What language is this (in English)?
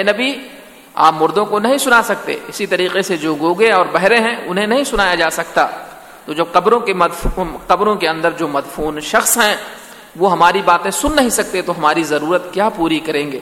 Urdu